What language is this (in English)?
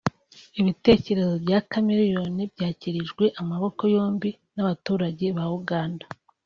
Kinyarwanda